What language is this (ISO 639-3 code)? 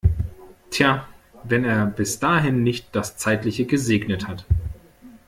deu